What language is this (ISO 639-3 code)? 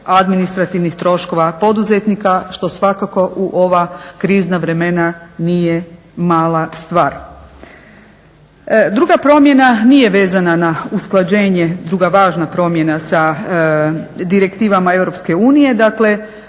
hrv